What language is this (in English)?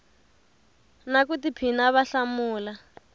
Tsonga